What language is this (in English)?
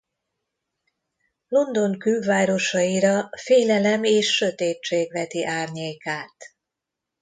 Hungarian